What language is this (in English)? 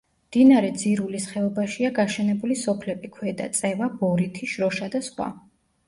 Georgian